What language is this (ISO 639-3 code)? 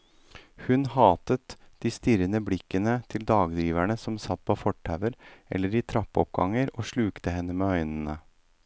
nor